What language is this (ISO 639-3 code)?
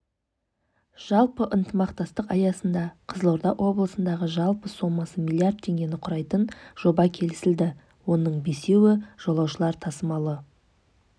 kaz